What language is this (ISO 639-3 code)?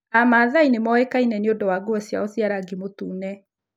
kik